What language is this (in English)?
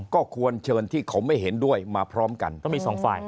Thai